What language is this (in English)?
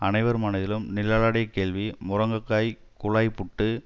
Tamil